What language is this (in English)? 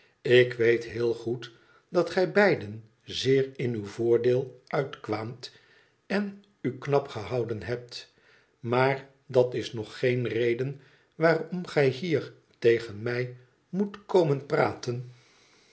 Dutch